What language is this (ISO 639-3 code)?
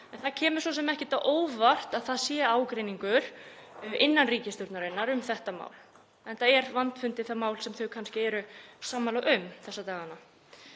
isl